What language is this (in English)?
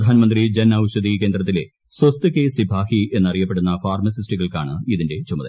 Malayalam